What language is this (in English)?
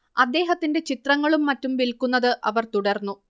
Malayalam